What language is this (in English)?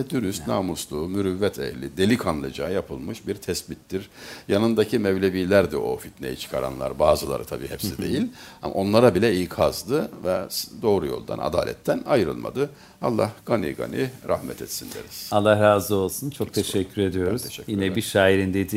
Turkish